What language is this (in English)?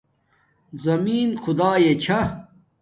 Domaaki